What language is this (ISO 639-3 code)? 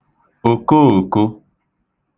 ibo